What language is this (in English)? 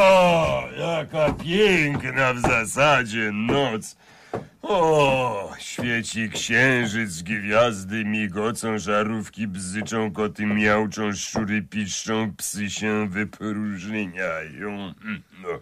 Polish